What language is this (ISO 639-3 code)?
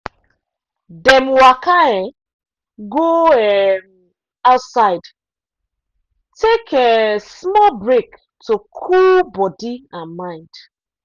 pcm